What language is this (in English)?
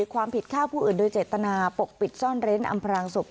Thai